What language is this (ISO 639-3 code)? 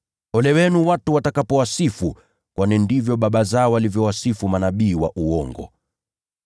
swa